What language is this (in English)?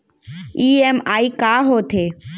Chhattisgarhi